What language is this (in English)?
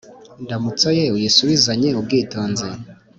Kinyarwanda